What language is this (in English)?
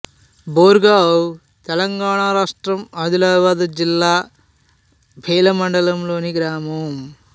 Telugu